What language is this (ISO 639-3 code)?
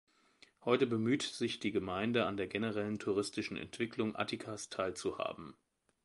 deu